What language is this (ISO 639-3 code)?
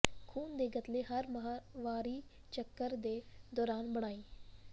pan